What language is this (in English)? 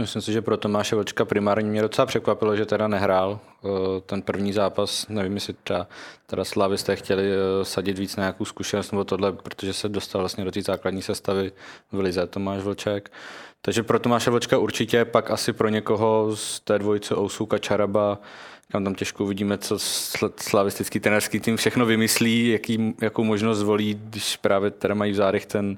Czech